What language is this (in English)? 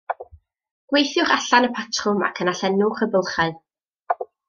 Welsh